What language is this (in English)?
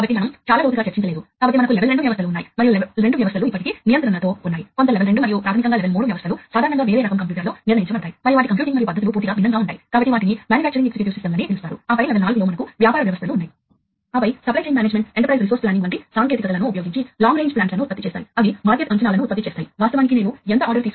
Telugu